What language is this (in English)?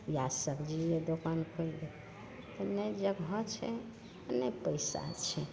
Maithili